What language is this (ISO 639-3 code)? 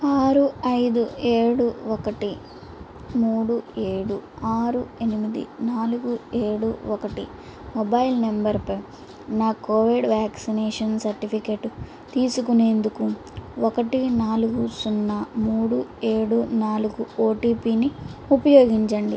tel